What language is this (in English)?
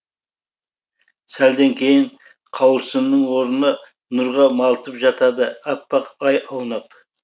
Kazakh